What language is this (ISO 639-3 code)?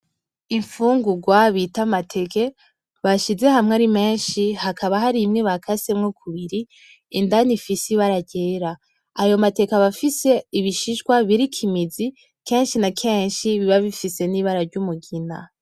run